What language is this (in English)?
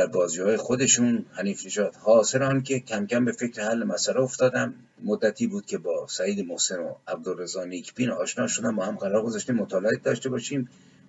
Persian